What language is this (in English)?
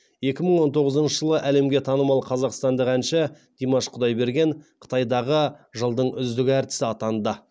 Kazakh